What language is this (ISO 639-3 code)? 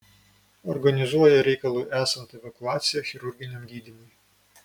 lit